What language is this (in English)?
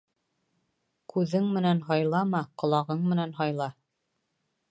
Bashkir